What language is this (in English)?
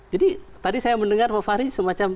Indonesian